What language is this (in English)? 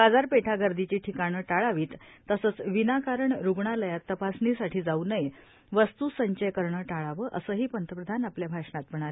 Marathi